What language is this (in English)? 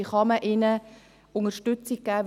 Swiss German